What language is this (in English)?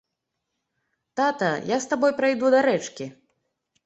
Belarusian